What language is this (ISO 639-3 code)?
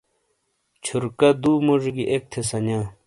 scl